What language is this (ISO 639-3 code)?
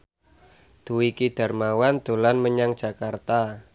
jav